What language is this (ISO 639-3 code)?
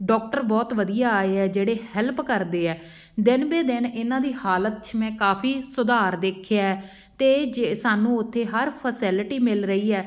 pan